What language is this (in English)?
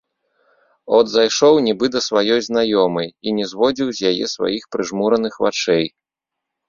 Belarusian